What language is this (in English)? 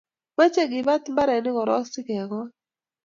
Kalenjin